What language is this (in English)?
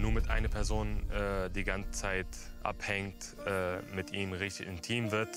German